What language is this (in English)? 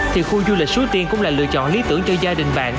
Vietnamese